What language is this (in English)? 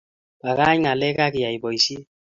Kalenjin